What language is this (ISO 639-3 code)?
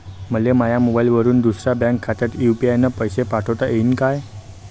mar